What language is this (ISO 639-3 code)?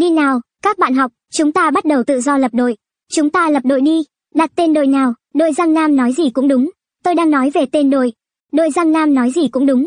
vie